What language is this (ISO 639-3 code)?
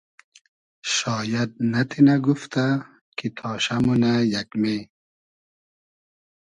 haz